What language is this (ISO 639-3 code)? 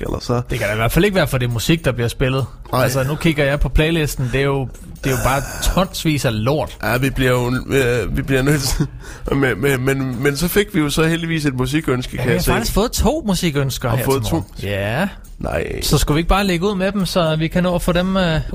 dan